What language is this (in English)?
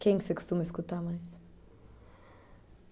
Portuguese